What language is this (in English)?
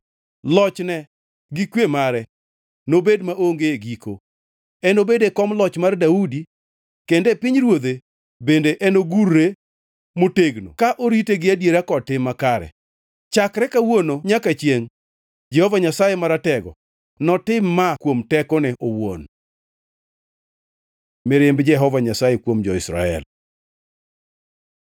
Luo (Kenya and Tanzania)